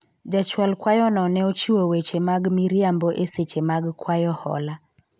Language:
Luo (Kenya and Tanzania)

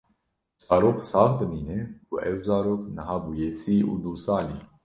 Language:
Kurdish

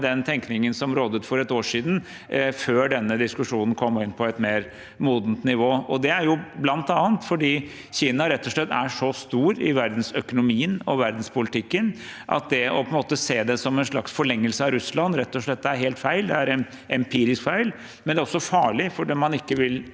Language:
Norwegian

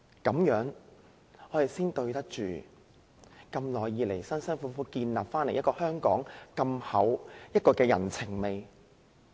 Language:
Cantonese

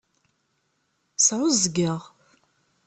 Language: Kabyle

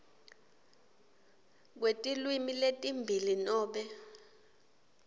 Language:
Swati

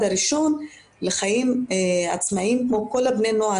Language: Hebrew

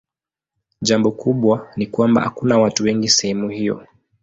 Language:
Swahili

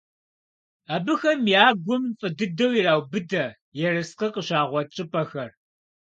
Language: Kabardian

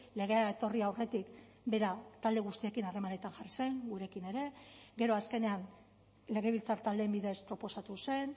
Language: Basque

